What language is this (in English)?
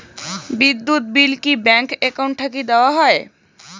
Bangla